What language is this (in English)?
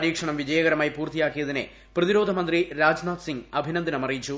Malayalam